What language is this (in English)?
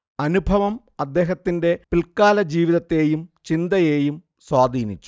Malayalam